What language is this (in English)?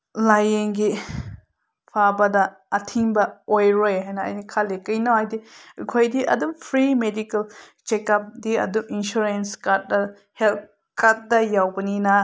Manipuri